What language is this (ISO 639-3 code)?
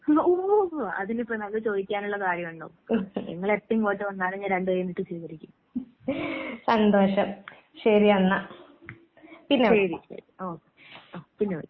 mal